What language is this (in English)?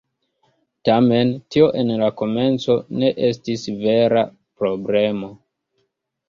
Esperanto